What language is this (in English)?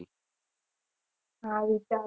Gujarati